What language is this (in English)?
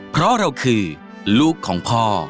Thai